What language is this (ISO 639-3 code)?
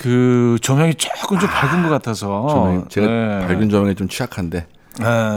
kor